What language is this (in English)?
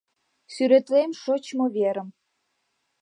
Mari